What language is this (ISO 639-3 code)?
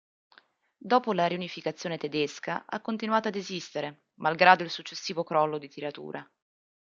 ita